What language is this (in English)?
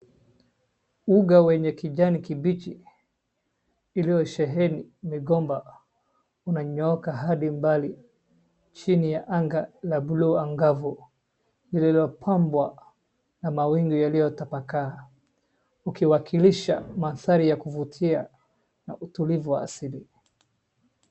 Swahili